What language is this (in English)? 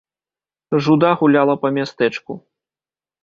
Belarusian